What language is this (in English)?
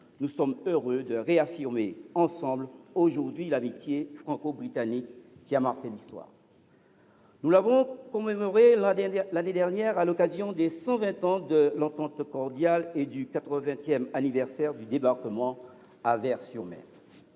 French